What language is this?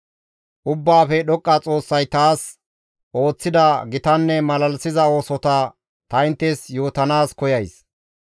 Gamo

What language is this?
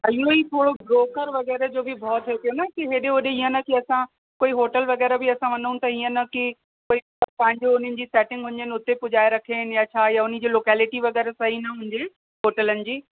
Sindhi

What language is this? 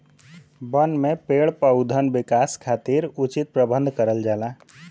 Bhojpuri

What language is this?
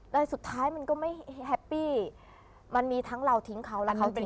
Thai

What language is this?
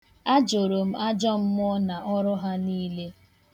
Igbo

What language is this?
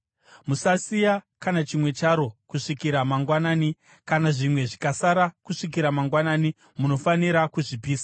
Shona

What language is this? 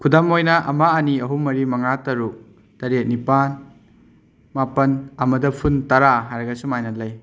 Manipuri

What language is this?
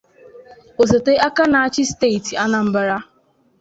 Igbo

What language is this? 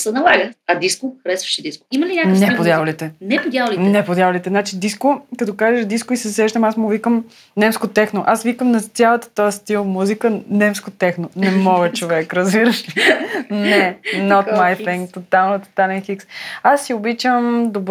Bulgarian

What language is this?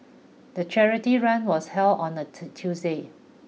English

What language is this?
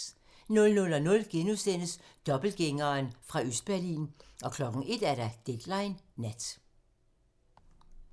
Danish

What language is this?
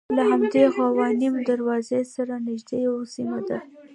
Pashto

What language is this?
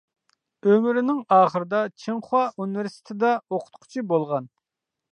Uyghur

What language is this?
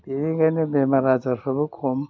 Bodo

